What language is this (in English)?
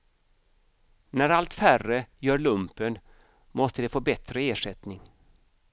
Swedish